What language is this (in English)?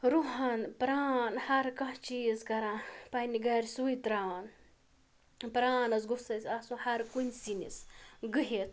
Kashmiri